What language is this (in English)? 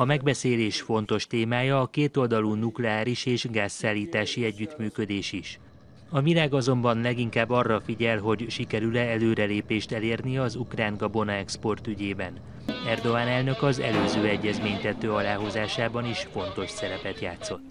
Hungarian